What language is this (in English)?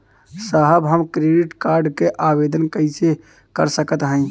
Bhojpuri